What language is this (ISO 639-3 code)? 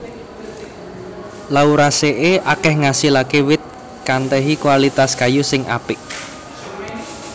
jav